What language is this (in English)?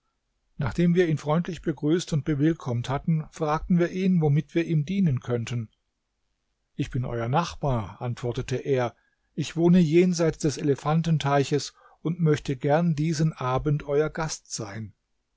German